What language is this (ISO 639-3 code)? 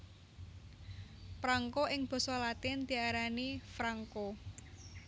jav